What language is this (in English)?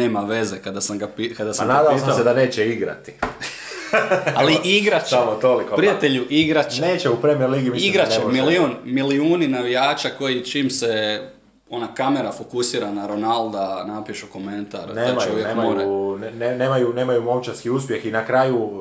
Croatian